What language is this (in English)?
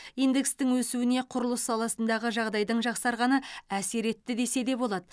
Kazakh